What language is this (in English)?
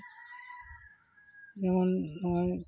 Santali